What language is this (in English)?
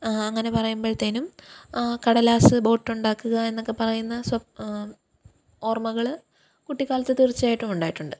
Malayalam